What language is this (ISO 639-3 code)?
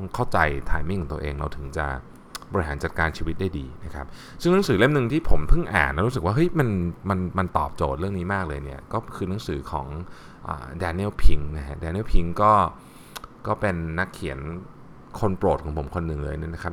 tha